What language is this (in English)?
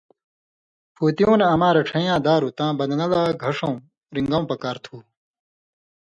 Indus Kohistani